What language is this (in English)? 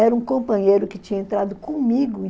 Portuguese